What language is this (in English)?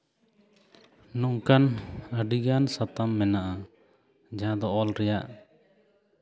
Santali